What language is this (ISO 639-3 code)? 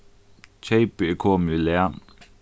fao